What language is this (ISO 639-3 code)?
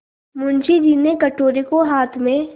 hin